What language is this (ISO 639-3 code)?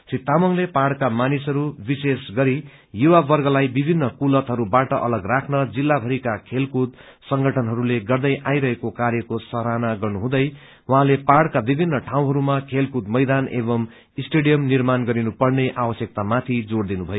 nep